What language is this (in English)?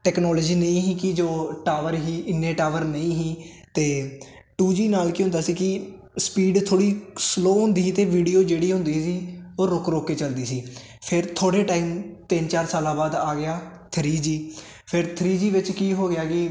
Punjabi